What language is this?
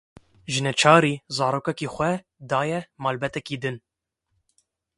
Kurdish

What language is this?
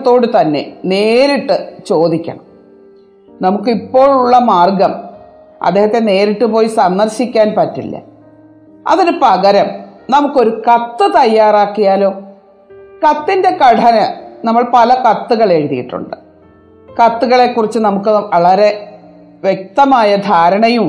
Malayalam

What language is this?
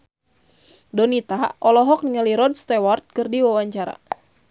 Sundanese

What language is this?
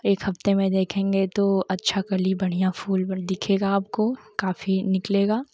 Hindi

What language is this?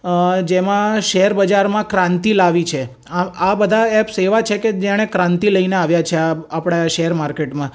Gujarati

